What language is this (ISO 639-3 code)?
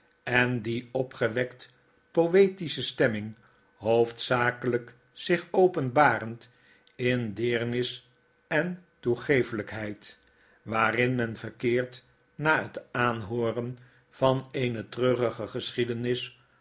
nld